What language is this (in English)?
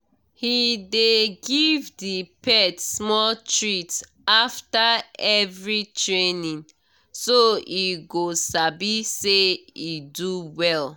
Nigerian Pidgin